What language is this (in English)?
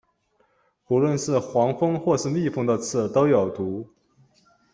Chinese